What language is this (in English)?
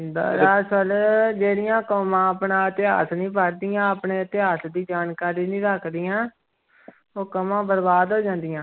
Punjabi